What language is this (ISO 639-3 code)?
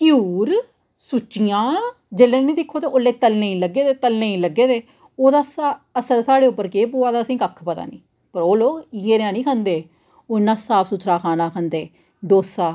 doi